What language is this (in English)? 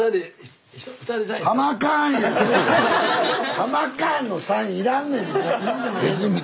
Japanese